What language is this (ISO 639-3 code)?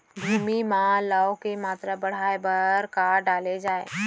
hne